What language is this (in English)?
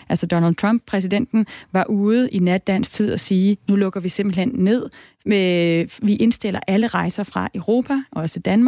Danish